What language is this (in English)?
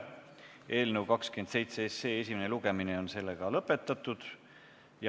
Estonian